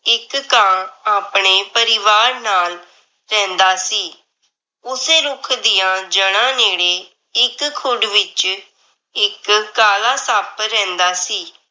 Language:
Punjabi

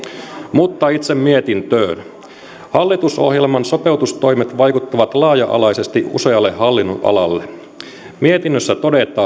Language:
Finnish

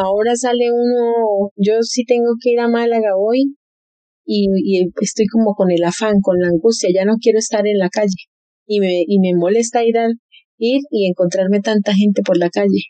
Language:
Spanish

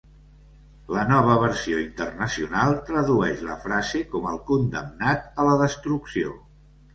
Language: Catalan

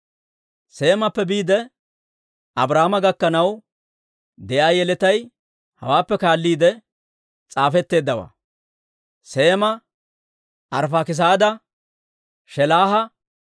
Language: Dawro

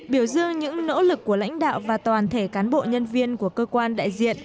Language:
Vietnamese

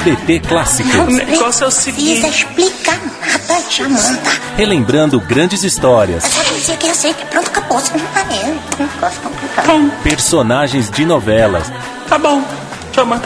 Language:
Portuguese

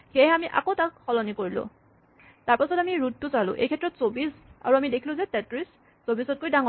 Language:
Assamese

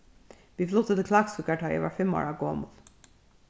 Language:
Faroese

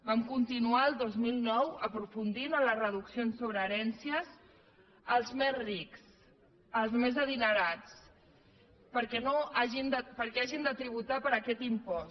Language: Catalan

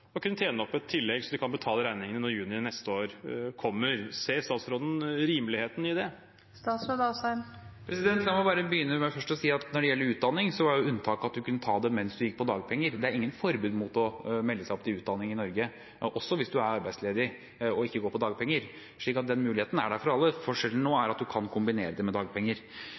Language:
Norwegian Bokmål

